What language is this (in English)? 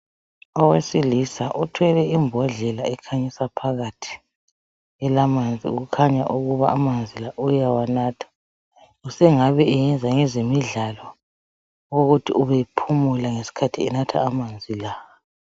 North Ndebele